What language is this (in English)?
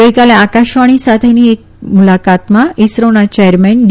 Gujarati